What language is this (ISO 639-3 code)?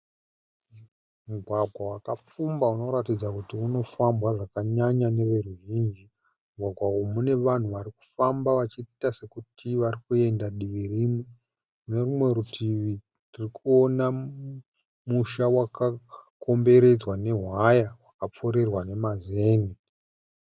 sna